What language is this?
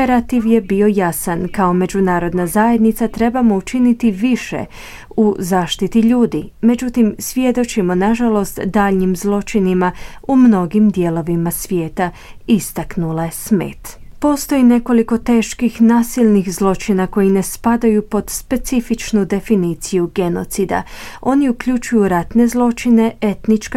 Croatian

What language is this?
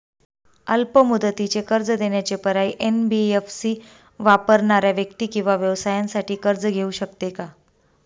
Marathi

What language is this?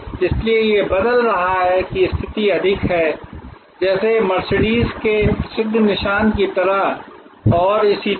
Hindi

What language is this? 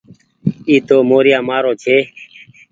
Goaria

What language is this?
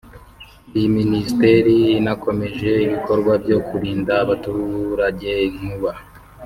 Kinyarwanda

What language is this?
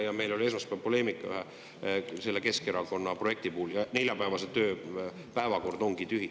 Estonian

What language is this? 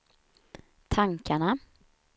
Swedish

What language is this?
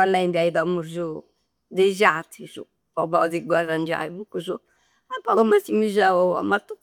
Campidanese Sardinian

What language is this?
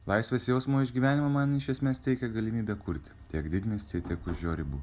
Lithuanian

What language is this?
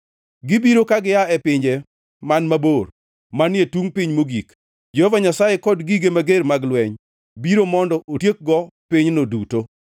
Luo (Kenya and Tanzania)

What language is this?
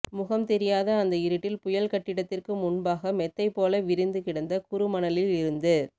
Tamil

